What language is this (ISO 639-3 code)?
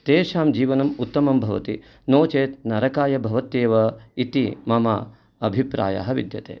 san